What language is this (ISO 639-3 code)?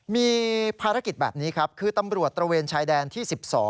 tha